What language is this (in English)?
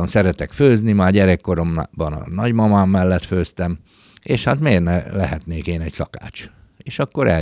Hungarian